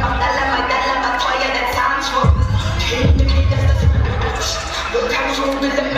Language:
Arabic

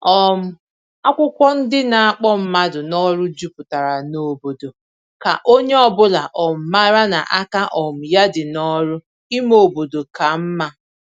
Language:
Igbo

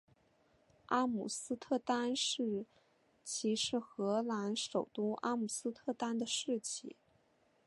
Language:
Chinese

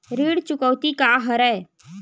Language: Chhattisgarhi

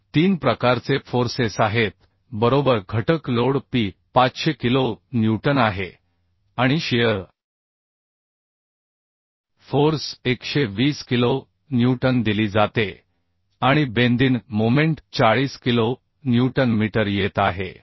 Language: Marathi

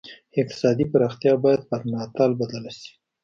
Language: Pashto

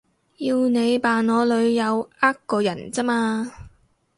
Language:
Cantonese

